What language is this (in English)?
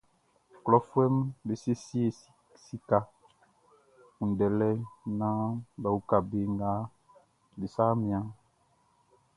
Baoulé